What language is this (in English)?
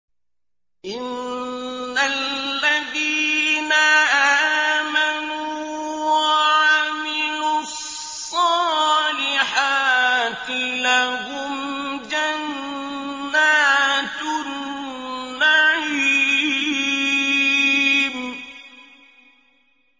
Arabic